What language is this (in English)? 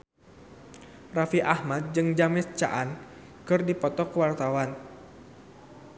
Sundanese